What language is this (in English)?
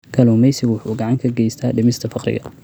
Somali